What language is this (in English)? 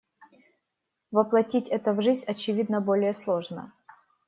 Russian